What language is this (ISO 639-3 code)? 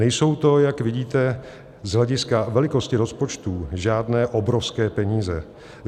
ces